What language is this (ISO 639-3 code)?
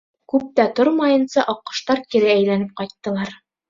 bak